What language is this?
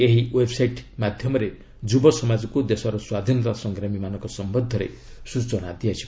Odia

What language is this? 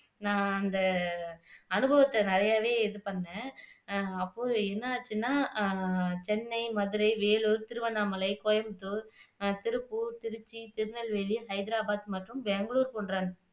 Tamil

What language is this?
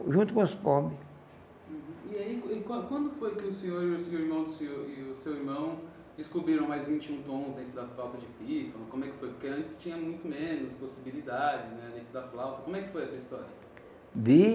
Portuguese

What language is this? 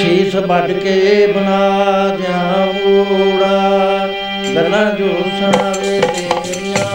Punjabi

